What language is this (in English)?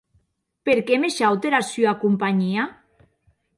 Occitan